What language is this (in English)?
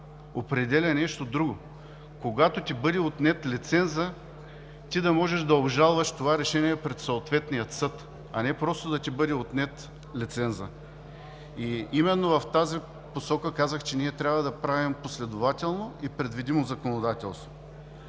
Bulgarian